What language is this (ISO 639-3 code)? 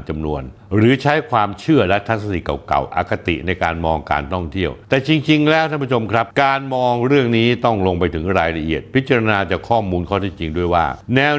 tha